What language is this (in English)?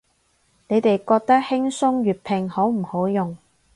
Cantonese